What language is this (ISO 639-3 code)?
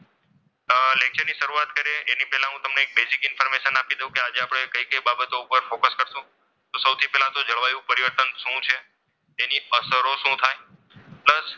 guj